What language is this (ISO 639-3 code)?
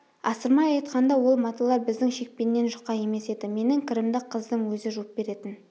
kaz